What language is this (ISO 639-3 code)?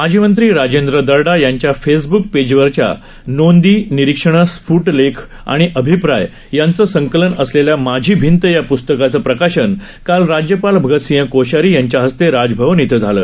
mar